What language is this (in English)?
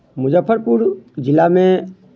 Maithili